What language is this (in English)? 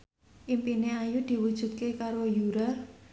Javanese